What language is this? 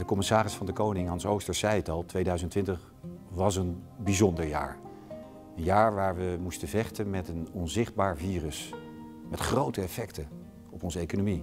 Dutch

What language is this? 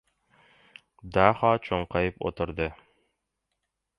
Uzbek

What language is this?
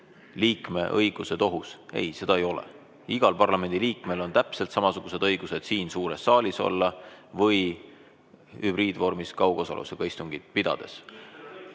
Estonian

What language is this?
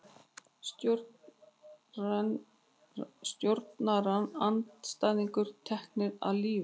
Icelandic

